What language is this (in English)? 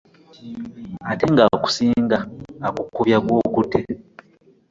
Ganda